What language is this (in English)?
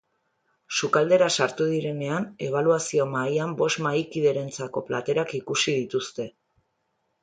Basque